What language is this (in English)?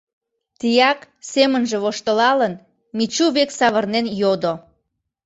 Mari